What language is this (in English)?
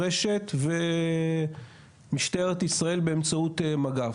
Hebrew